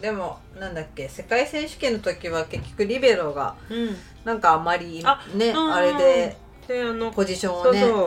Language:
Japanese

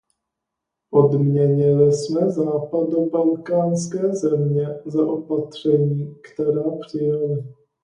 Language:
Czech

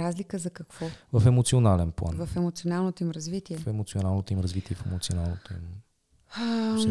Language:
Bulgarian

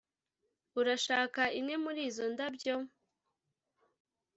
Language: Kinyarwanda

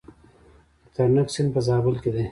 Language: Pashto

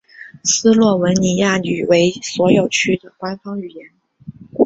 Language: Chinese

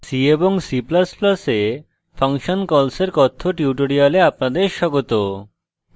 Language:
Bangla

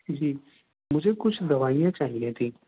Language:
Urdu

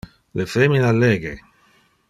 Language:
Interlingua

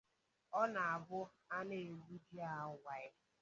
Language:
Igbo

